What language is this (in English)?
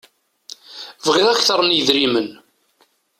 Kabyle